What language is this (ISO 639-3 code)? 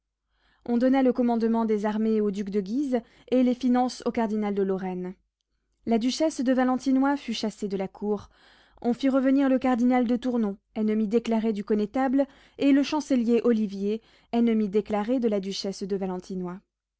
fra